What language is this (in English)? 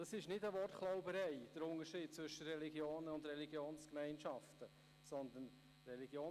Swiss German